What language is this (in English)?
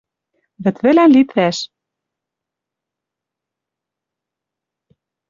Western Mari